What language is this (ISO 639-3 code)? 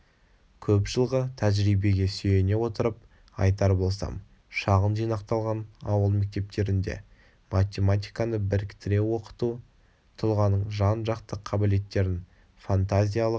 kaz